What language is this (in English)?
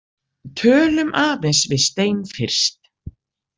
Icelandic